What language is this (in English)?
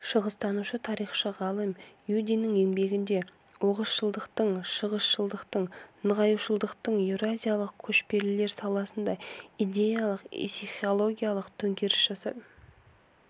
Kazakh